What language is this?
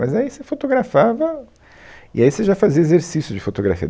Portuguese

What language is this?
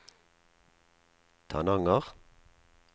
Norwegian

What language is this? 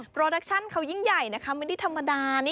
Thai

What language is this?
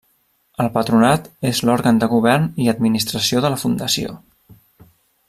Catalan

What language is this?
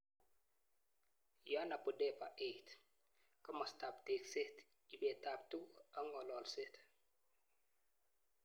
Kalenjin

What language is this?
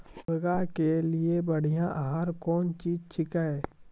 Maithili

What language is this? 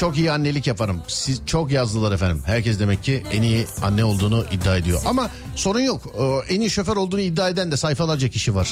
Turkish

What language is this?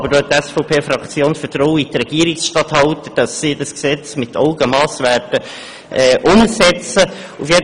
Swiss German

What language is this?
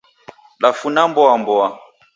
Taita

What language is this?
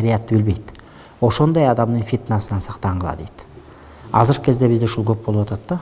Turkish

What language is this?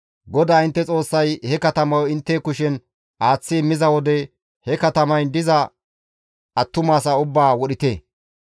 Gamo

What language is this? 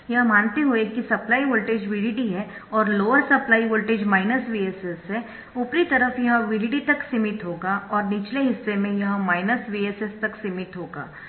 Hindi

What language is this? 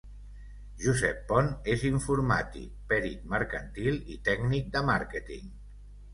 Catalan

